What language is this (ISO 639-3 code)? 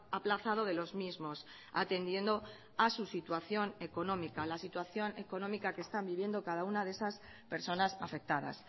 spa